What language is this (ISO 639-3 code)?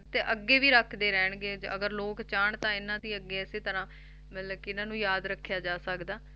pan